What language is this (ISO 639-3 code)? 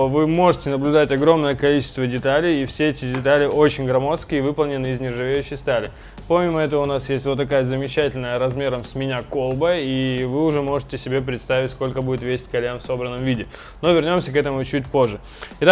rus